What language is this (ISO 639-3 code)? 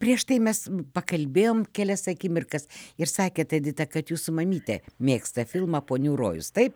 lit